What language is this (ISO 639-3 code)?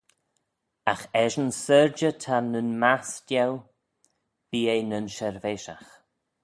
glv